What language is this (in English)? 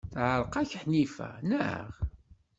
Kabyle